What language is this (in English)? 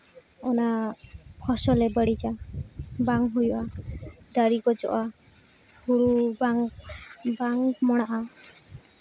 Santali